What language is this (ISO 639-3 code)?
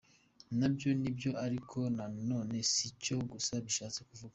kin